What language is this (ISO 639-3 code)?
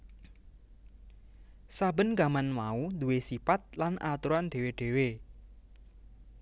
jav